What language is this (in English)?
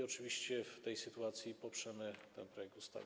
Polish